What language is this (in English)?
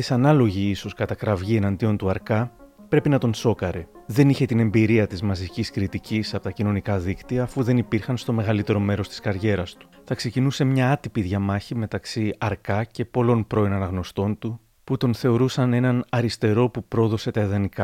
Greek